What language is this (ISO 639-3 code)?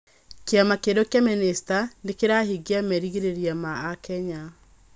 kik